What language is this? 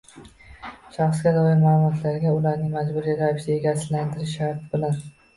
Uzbek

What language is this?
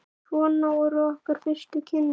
Icelandic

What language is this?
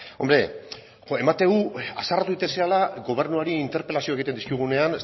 Basque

